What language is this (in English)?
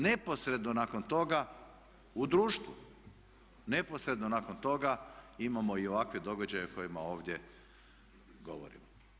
Croatian